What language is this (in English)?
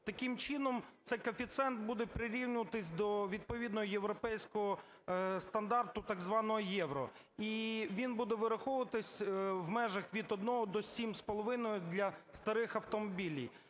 Ukrainian